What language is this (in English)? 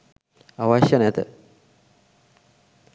Sinhala